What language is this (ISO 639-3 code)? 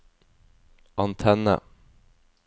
nor